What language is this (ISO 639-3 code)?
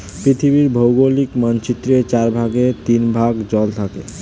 ben